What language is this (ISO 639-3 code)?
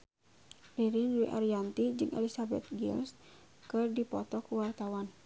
sun